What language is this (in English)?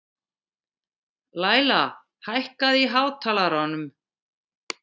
Icelandic